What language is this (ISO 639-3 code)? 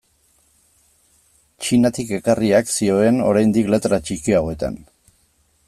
eus